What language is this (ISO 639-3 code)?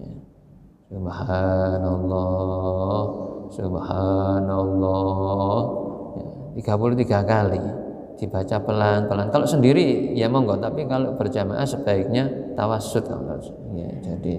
ind